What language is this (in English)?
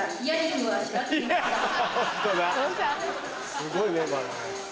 Japanese